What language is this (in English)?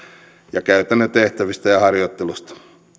Finnish